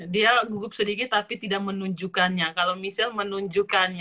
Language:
Indonesian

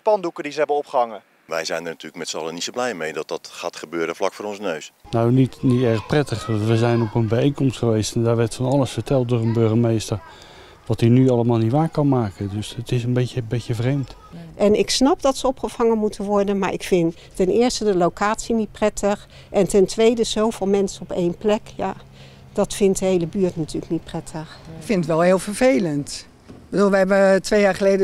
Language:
Dutch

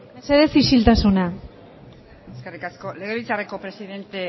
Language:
Basque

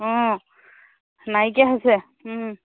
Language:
Assamese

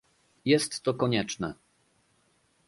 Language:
Polish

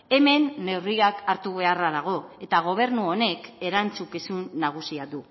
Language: Basque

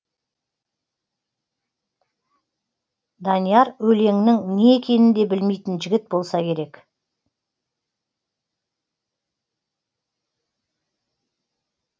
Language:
Kazakh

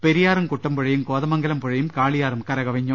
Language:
Malayalam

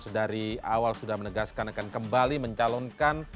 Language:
Indonesian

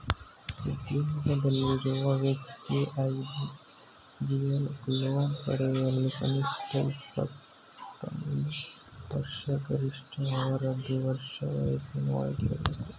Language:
Kannada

